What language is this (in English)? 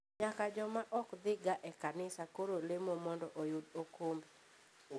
Luo (Kenya and Tanzania)